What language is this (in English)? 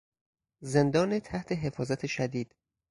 Persian